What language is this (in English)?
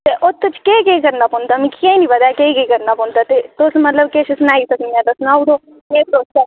Dogri